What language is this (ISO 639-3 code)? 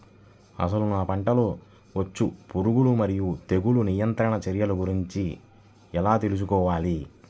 tel